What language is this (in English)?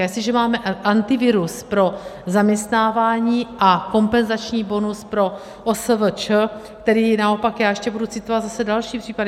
Czech